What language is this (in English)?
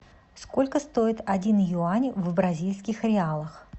Russian